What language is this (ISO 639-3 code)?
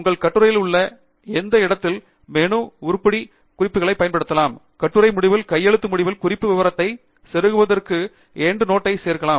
tam